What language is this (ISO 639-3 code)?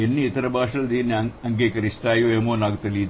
tel